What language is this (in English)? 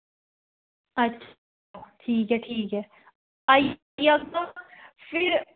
Dogri